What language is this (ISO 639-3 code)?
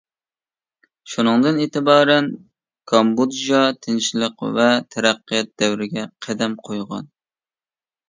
uig